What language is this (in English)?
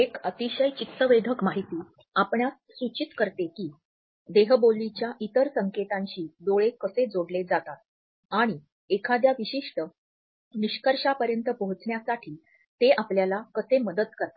Marathi